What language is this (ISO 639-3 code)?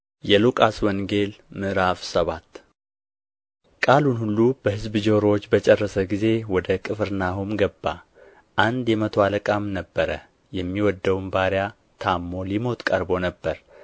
amh